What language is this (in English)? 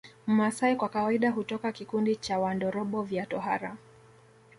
Swahili